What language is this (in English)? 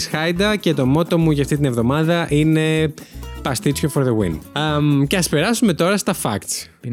Greek